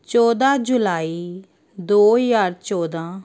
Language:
Punjabi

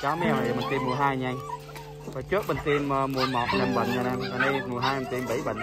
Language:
Vietnamese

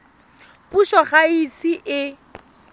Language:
Tswana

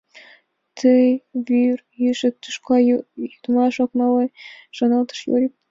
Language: Mari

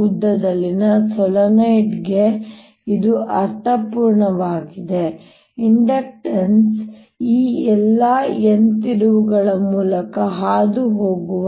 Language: Kannada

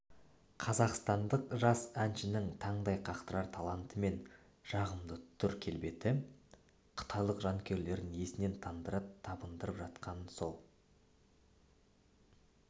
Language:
Kazakh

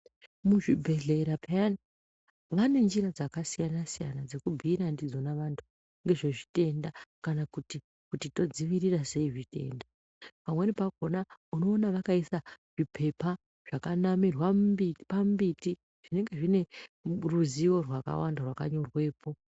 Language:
Ndau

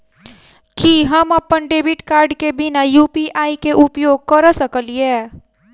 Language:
Maithili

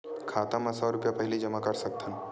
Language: Chhattisgarhi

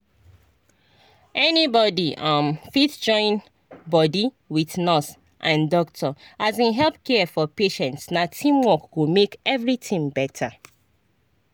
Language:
Nigerian Pidgin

